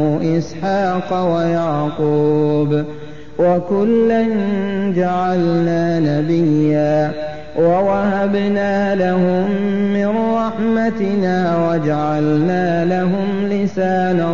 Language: Arabic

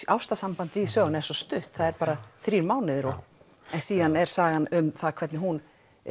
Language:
Icelandic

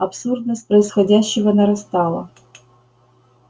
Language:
Russian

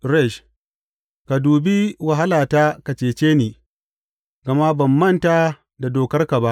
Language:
Hausa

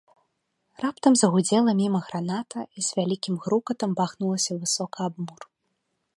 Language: Belarusian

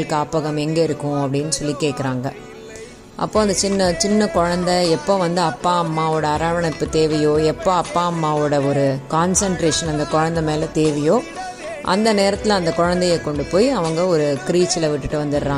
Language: Tamil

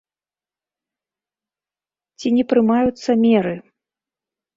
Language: Belarusian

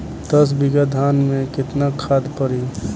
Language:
Bhojpuri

